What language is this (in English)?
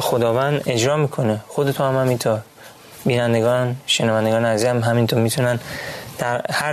Persian